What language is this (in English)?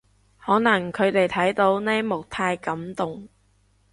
Cantonese